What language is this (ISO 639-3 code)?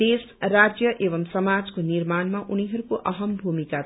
nep